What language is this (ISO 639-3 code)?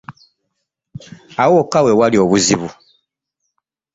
lug